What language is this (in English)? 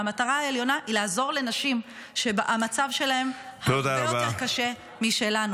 Hebrew